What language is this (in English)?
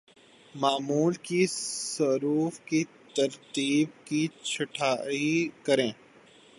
Urdu